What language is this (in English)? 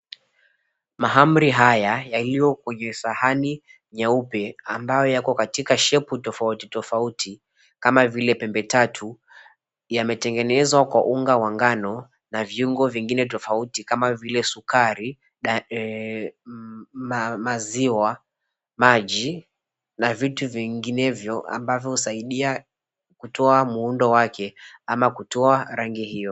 Swahili